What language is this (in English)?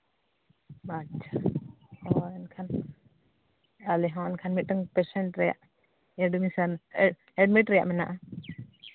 Santali